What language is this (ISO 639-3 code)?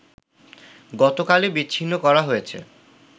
ben